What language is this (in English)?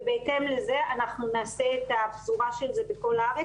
Hebrew